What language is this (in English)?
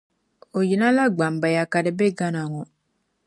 Dagbani